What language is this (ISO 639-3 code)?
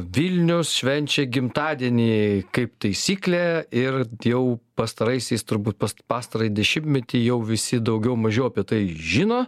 lit